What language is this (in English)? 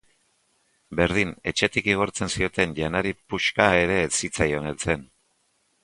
Basque